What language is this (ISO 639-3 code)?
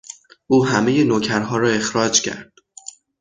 fas